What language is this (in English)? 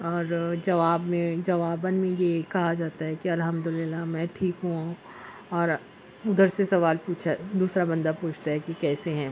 Urdu